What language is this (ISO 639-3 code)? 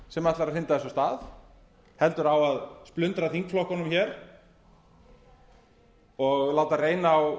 isl